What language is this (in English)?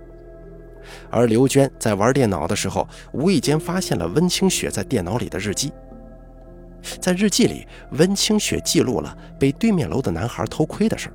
Chinese